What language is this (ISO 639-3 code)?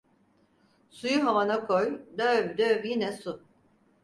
tur